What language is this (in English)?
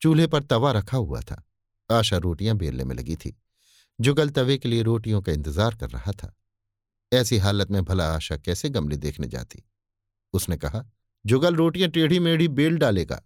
Hindi